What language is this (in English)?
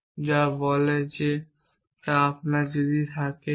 Bangla